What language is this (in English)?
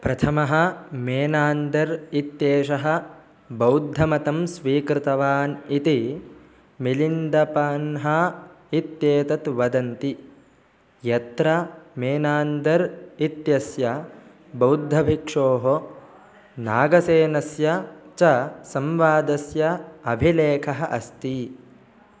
Sanskrit